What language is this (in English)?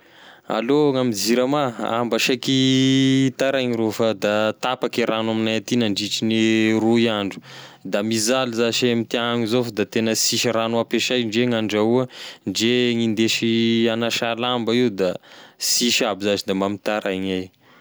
Tesaka Malagasy